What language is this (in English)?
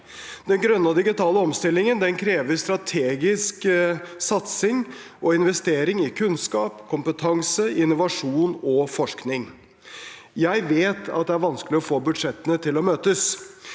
Norwegian